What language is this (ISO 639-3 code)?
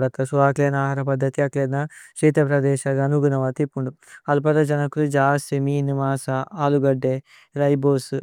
tcy